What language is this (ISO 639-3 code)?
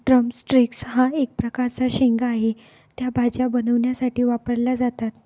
mar